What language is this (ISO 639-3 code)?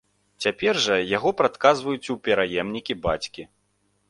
bel